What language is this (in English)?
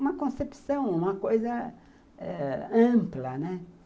Portuguese